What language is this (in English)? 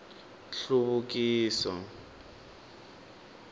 Tsonga